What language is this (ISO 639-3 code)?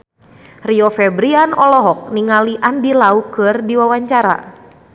sun